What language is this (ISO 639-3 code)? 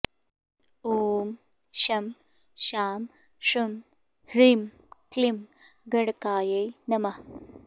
san